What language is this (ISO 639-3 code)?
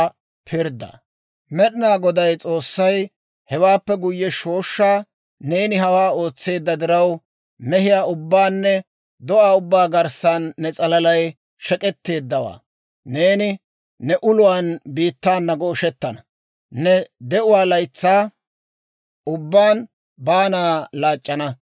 dwr